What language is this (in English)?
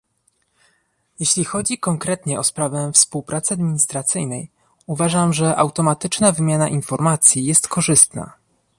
Polish